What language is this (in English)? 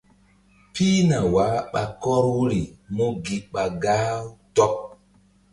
Mbum